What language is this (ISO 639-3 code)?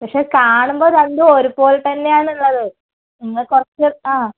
mal